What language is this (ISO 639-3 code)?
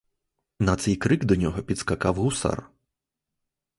ukr